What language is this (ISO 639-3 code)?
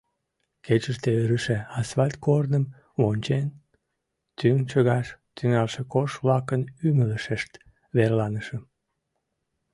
chm